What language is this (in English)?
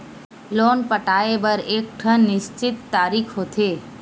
Chhattisgarhi